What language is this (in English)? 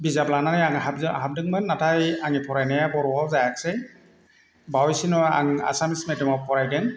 Bodo